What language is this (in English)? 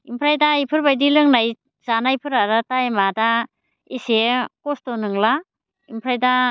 Bodo